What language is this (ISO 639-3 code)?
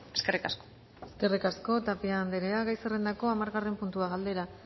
eus